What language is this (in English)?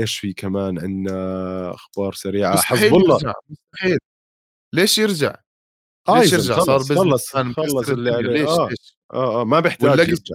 Arabic